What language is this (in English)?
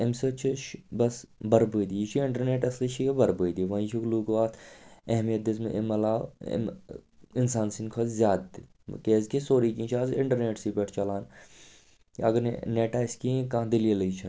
Kashmiri